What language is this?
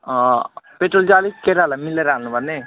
Nepali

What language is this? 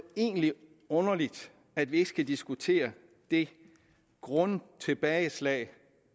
Danish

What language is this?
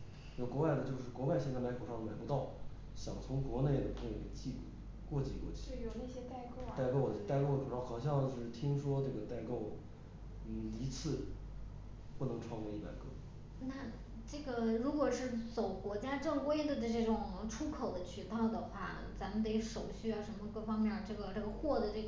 Chinese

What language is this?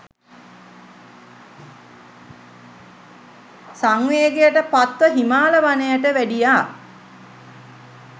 Sinhala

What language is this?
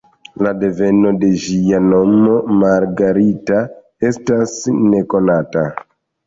Esperanto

